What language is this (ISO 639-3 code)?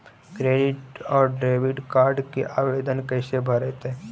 mag